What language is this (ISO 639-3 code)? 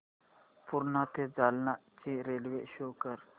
mar